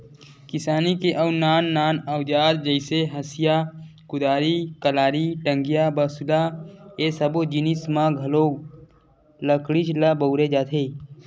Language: Chhattisgarhi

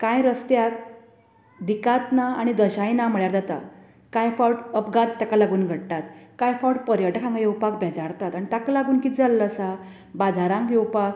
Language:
Konkani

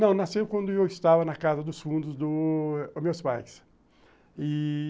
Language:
Portuguese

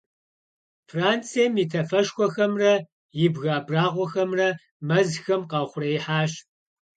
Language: Kabardian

